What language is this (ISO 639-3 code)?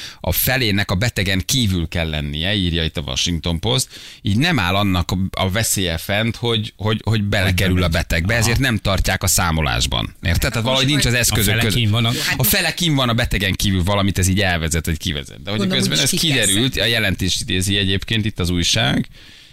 hun